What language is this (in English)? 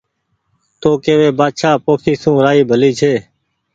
Goaria